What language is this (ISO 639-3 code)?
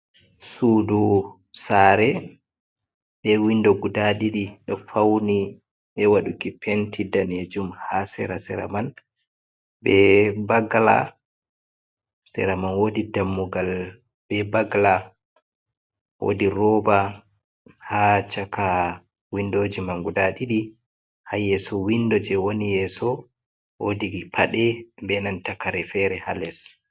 ful